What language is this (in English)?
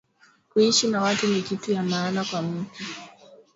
Swahili